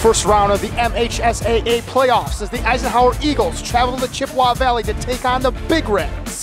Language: English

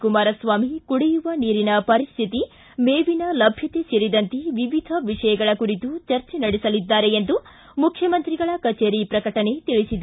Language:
Kannada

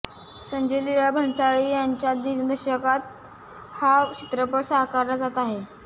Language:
Marathi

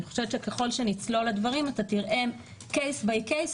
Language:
Hebrew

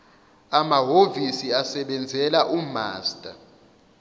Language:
Zulu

